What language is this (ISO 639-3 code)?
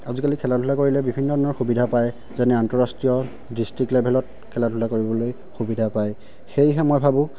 asm